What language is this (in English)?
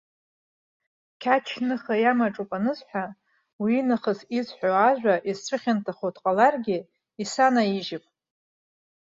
Abkhazian